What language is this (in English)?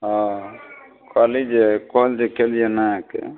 Maithili